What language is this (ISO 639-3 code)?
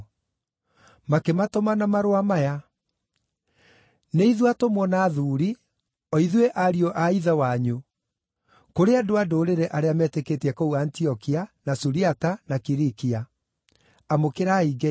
kik